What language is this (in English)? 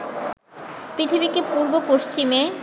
Bangla